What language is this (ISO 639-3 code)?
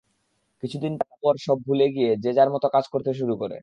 ben